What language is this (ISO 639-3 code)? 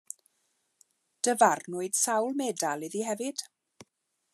cym